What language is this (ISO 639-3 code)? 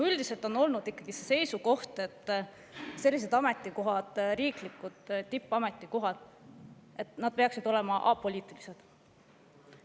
est